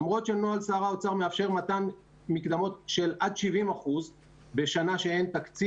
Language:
Hebrew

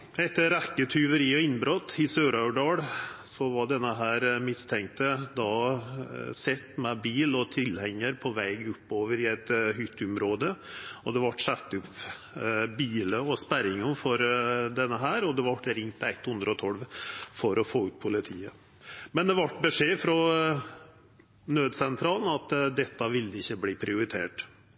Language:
Norwegian Nynorsk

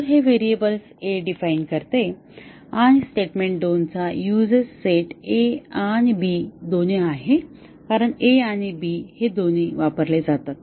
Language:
Marathi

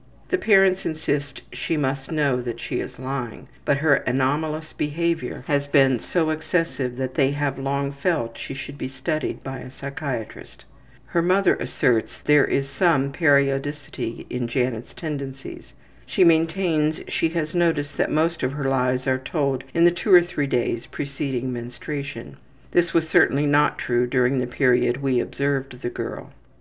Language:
English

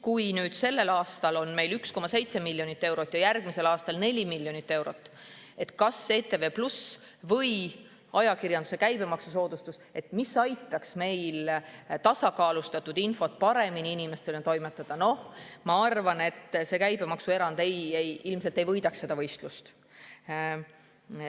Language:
Estonian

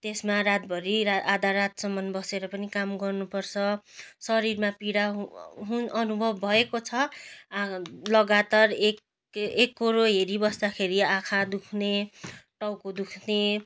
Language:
Nepali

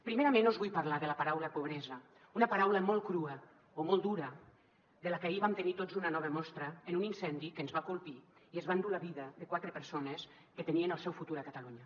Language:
Catalan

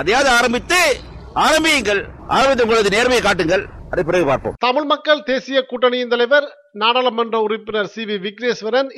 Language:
Tamil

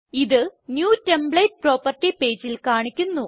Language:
Malayalam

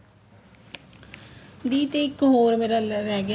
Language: Punjabi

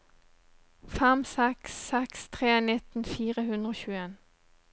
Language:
Norwegian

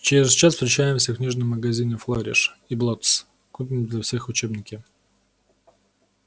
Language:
Russian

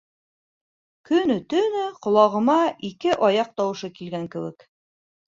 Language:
Bashkir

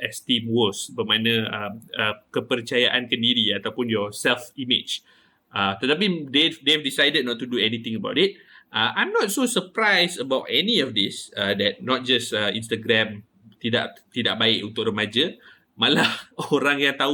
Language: Malay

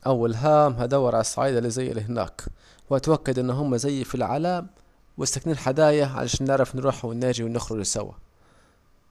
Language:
Saidi Arabic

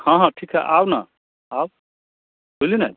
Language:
Maithili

